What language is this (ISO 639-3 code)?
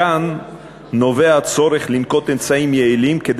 heb